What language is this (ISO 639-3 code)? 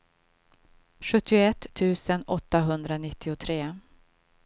swe